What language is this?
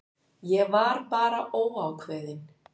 Icelandic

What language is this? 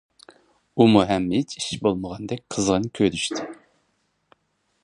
Uyghur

